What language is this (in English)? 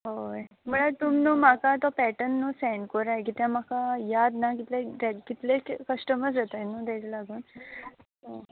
Konkani